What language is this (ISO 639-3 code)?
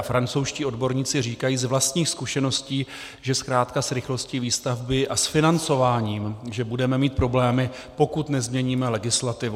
ces